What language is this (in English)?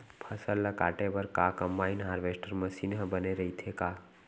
Chhattisgarhi